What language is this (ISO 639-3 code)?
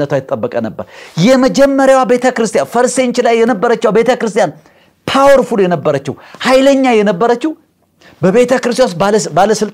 ara